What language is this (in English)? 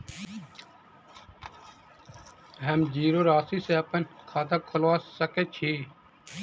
Maithili